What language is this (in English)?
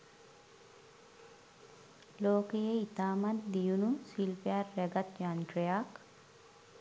Sinhala